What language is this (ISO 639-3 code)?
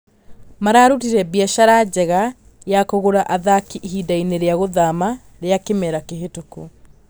kik